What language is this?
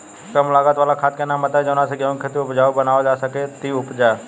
Bhojpuri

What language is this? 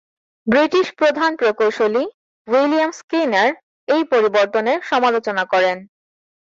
Bangla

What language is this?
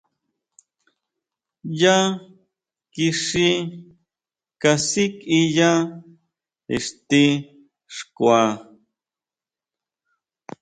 Huautla Mazatec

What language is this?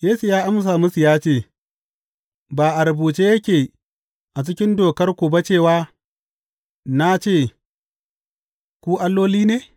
Hausa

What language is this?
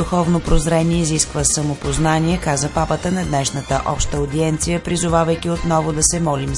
Bulgarian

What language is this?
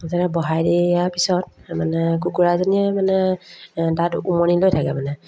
Assamese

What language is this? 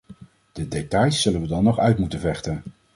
Dutch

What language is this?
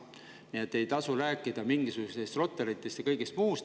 Estonian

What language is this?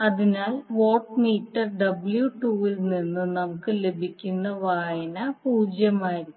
Malayalam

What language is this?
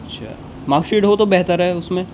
Urdu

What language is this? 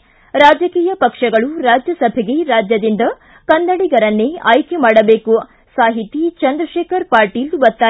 Kannada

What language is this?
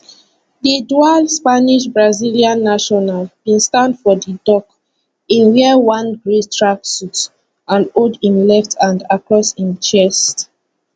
Nigerian Pidgin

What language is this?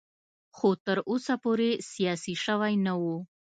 Pashto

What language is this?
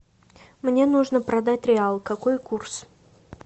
Russian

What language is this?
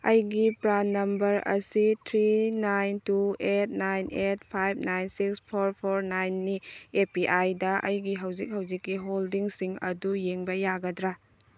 Manipuri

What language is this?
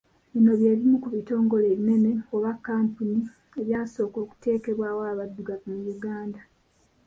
Ganda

